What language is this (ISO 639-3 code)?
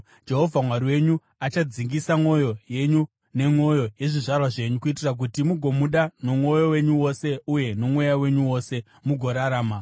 sna